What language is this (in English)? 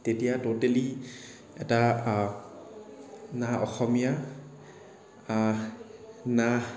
Assamese